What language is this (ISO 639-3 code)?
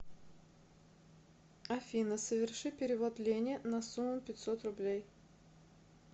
rus